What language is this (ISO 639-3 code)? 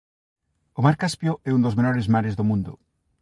glg